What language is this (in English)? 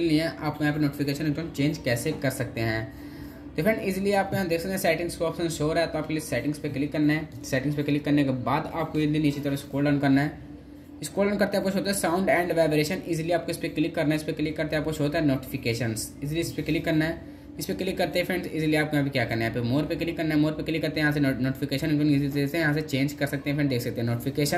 Hindi